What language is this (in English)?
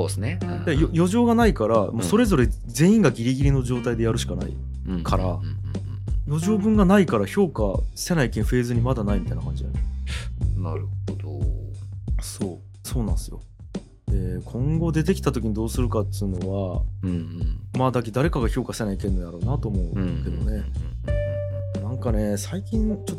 Japanese